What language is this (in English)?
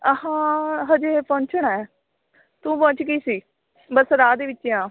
Punjabi